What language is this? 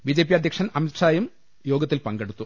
Malayalam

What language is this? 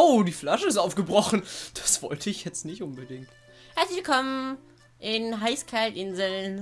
German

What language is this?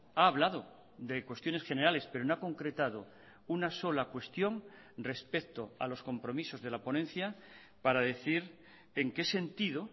Spanish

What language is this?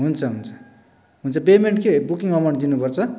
Nepali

